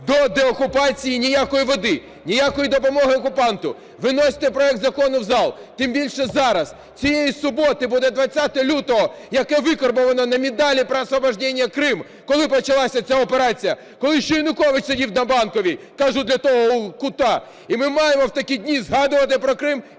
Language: Ukrainian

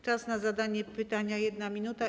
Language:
Polish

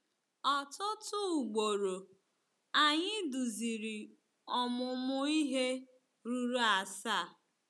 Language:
Igbo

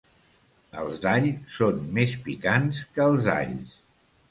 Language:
Catalan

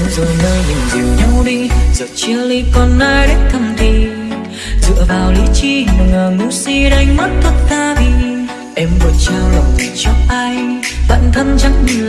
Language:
Indonesian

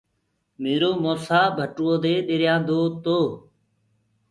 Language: Gurgula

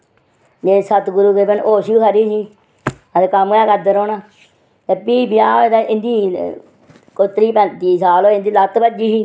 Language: Dogri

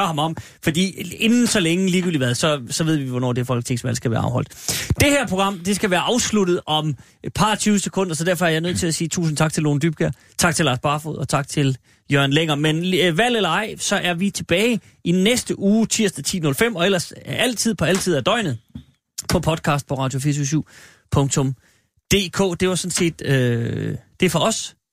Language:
Danish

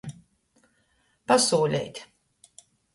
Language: Latgalian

